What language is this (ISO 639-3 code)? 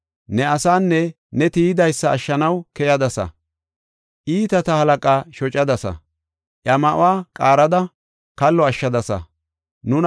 gof